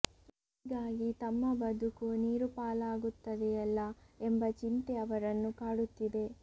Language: Kannada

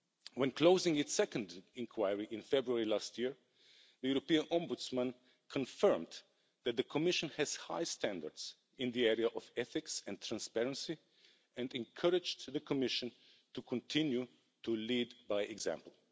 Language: English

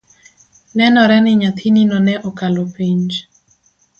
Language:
Luo (Kenya and Tanzania)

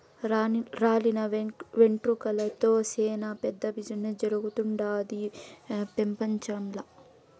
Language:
Telugu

